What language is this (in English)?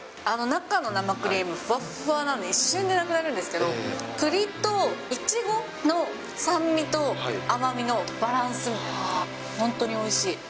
Japanese